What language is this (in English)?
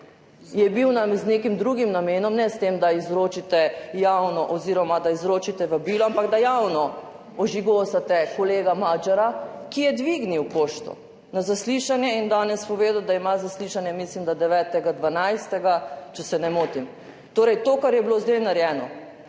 Slovenian